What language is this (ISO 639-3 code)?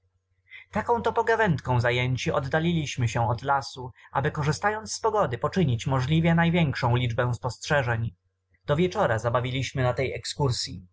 pol